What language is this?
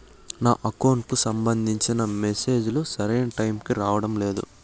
Telugu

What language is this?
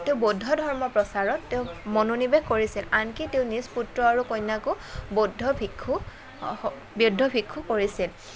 Assamese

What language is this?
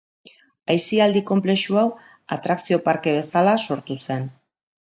Basque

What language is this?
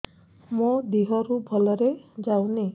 Odia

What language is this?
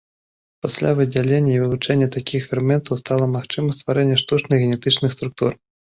Belarusian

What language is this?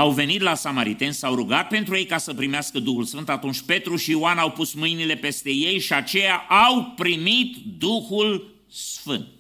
Romanian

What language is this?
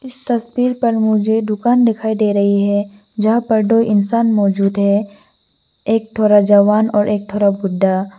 Hindi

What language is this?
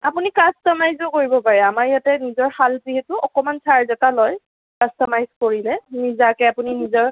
Assamese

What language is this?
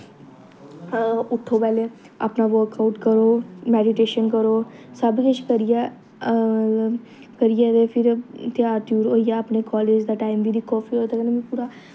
Dogri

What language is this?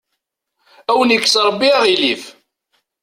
Kabyle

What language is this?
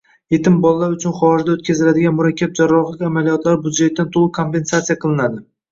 Uzbek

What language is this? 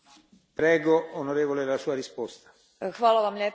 Croatian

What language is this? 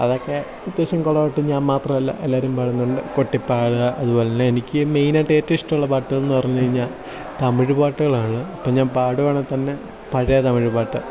Malayalam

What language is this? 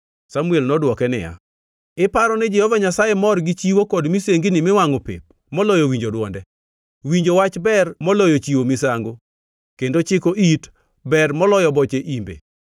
Luo (Kenya and Tanzania)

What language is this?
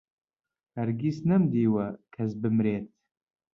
Central Kurdish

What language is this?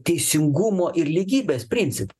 Lithuanian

